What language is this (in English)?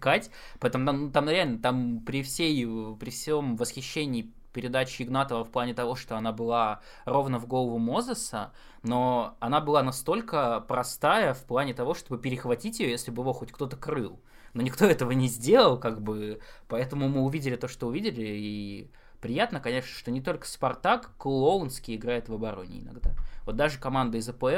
Russian